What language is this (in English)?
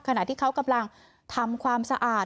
Thai